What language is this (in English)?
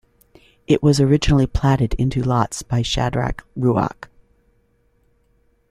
English